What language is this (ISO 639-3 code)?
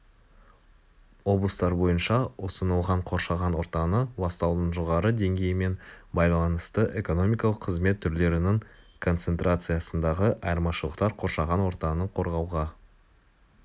kaz